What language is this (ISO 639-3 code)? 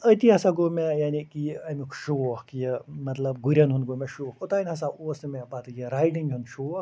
kas